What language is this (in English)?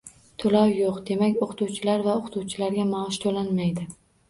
Uzbek